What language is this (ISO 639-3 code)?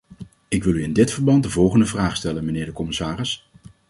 nld